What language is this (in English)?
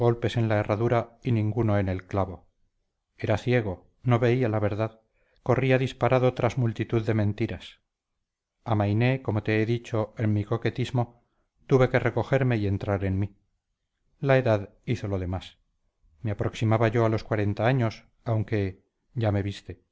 Spanish